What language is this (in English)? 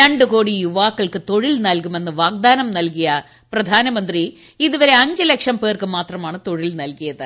Malayalam